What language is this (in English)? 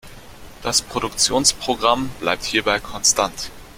German